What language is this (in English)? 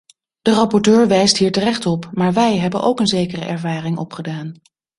Dutch